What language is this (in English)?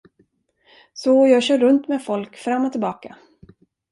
Swedish